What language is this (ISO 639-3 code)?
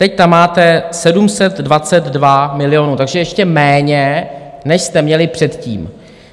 ces